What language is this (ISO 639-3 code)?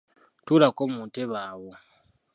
lug